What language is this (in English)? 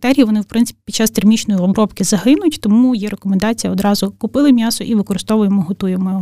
Ukrainian